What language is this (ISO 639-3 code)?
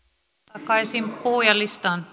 fin